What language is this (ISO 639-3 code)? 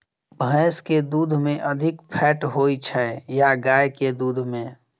mai